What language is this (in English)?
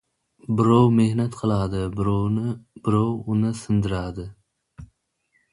Uzbek